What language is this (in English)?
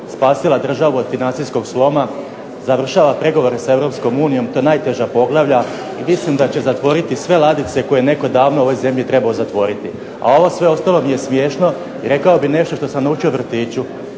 Croatian